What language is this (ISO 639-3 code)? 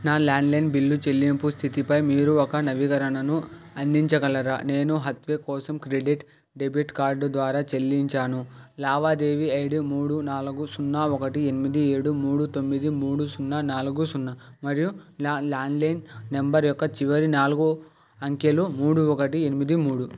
tel